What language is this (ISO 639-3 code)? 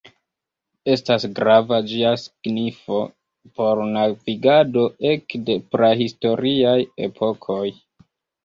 epo